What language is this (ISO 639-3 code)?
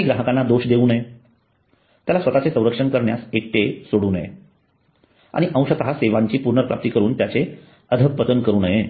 mar